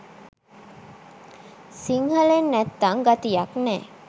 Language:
Sinhala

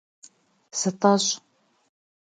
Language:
Kabardian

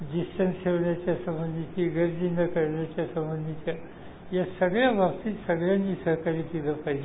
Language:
Marathi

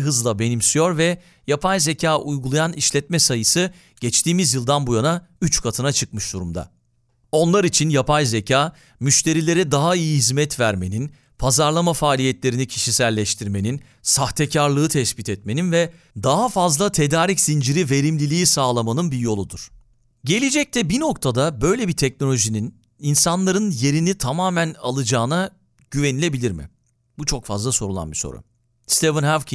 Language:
Turkish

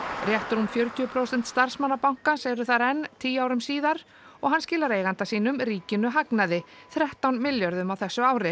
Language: Icelandic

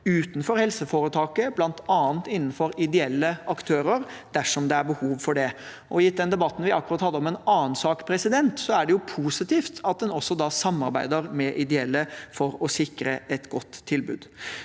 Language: Norwegian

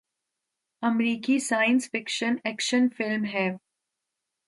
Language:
Urdu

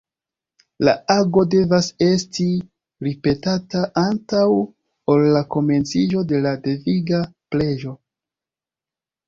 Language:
Esperanto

